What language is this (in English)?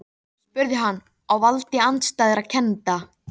Icelandic